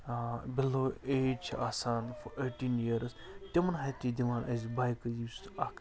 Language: Kashmiri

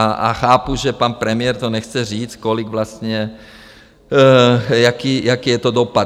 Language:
Czech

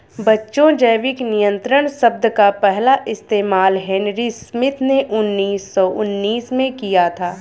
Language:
Hindi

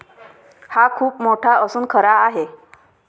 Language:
Marathi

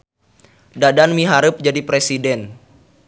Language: Sundanese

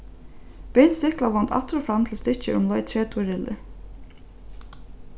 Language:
Faroese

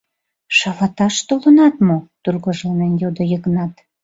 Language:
Mari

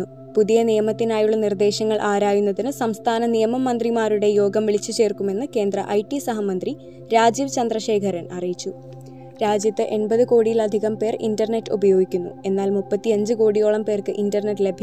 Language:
Malayalam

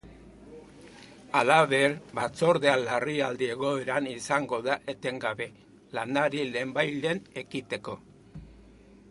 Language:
Basque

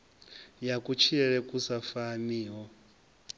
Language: Venda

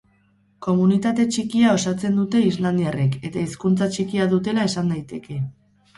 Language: Basque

